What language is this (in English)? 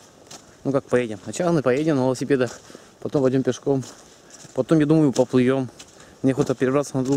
Russian